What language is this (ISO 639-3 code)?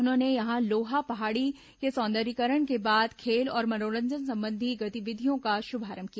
hin